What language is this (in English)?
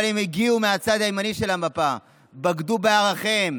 Hebrew